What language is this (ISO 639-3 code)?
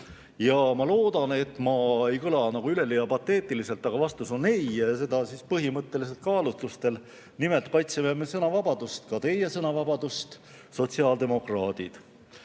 est